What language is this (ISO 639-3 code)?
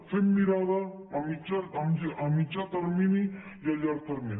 cat